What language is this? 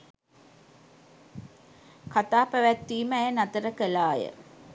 Sinhala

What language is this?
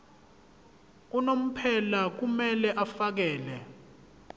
Zulu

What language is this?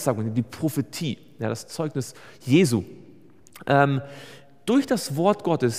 German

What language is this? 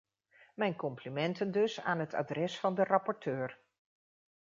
Dutch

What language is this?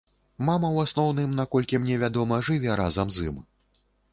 Belarusian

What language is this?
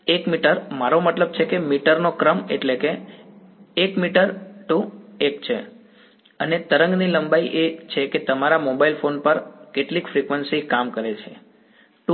Gujarati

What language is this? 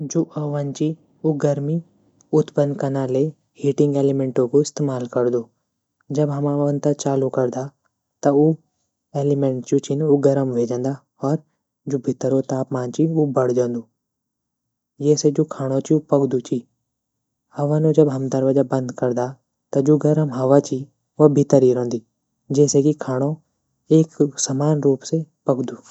Garhwali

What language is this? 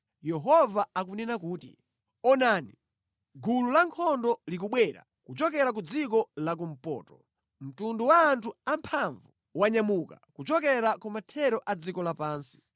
Nyanja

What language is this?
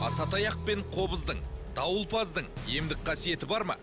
Kazakh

